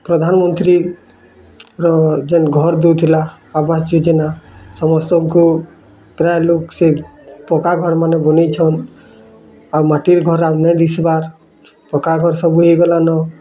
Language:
Odia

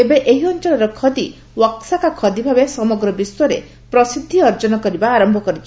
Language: Odia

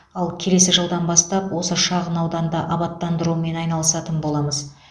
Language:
Kazakh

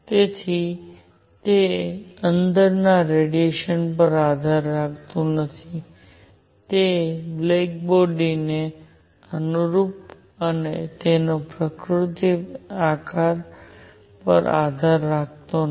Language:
Gujarati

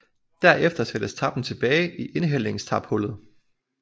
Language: Danish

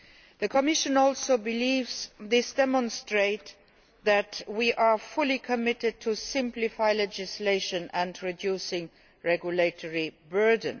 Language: English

